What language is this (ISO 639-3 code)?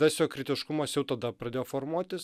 lit